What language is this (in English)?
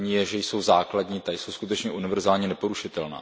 Czech